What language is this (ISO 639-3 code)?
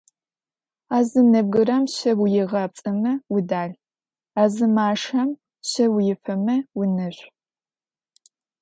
ady